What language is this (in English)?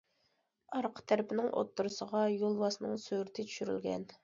Uyghur